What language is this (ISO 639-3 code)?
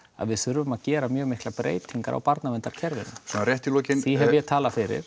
isl